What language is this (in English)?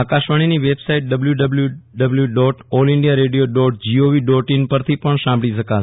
Gujarati